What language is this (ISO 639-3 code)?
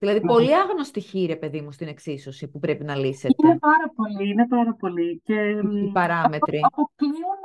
ell